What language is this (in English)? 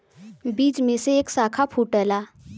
Bhojpuri